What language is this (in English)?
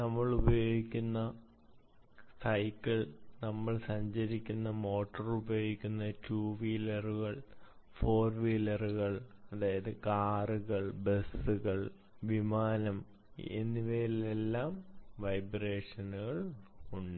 Malayalam